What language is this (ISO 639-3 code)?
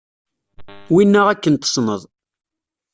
kab